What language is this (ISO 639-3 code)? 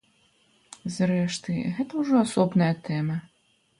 bel